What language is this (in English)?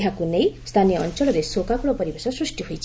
Odia